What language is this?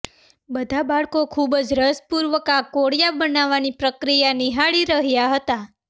Gujarati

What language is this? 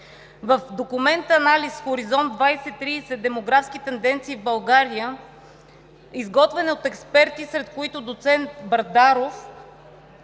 Bulgarian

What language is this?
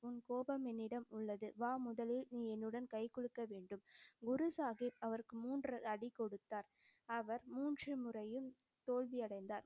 Tamil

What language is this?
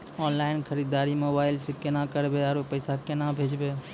Maithili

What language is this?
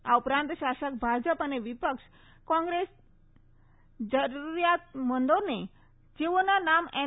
Gujarati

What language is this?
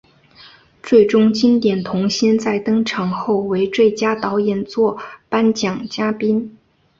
Chinese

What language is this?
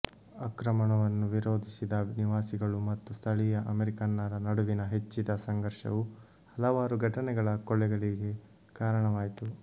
Kannada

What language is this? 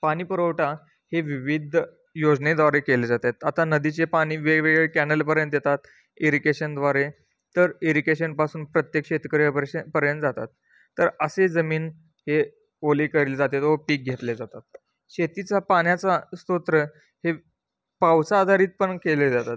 Marathi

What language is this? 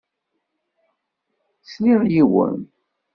Kabyle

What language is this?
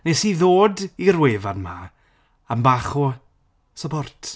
Welsh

